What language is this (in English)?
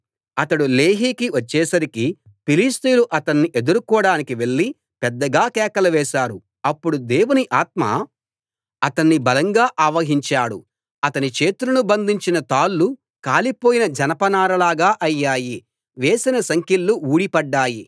Telugu